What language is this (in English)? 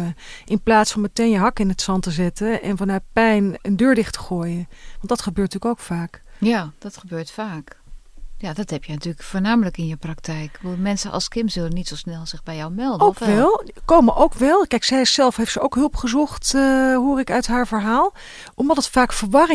Dutch